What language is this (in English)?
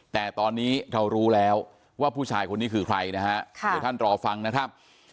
Thai